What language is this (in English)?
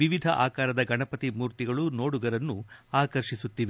Kannada